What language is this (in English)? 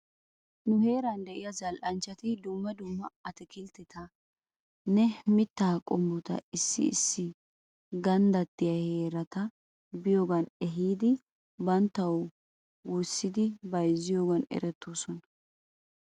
Wolaytta